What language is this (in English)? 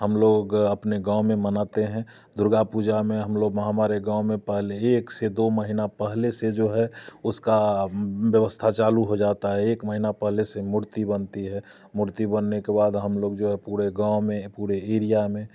Hindi